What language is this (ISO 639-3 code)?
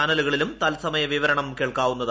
mal